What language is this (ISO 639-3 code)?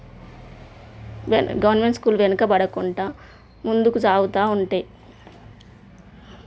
tel